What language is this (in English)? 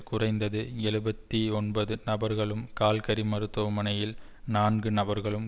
Tamil